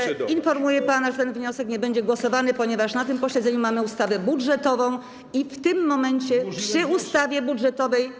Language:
Polish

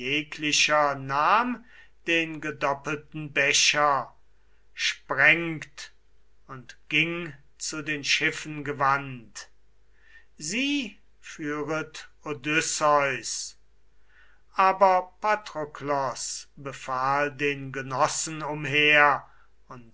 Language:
German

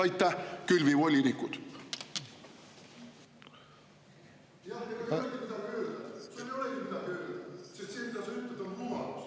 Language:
Estonian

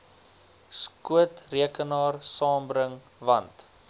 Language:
Afrikaans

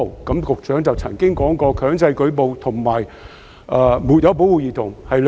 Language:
Cantonese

